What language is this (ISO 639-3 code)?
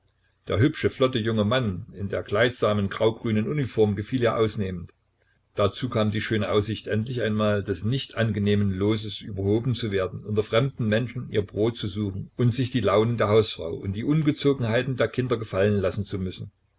deu